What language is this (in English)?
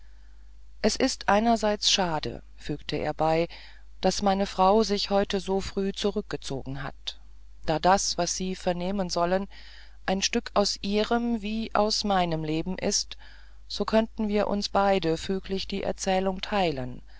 German